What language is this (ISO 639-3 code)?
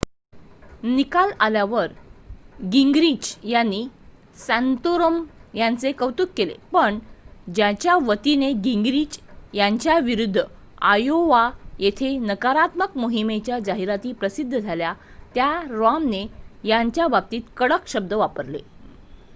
mar